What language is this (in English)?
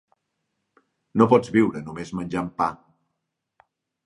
Catalan